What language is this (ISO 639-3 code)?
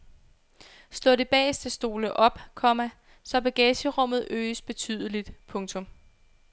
dan